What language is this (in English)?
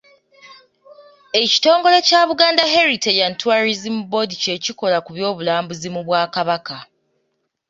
Ganda